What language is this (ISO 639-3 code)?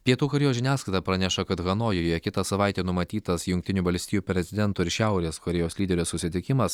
lit